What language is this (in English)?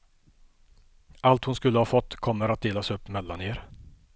Swedish